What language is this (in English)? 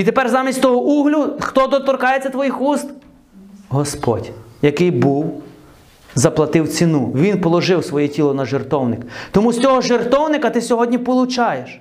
Ukrainian